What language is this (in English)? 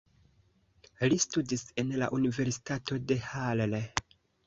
Esperanto